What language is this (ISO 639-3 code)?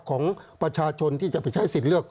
tha